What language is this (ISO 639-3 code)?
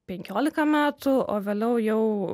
lit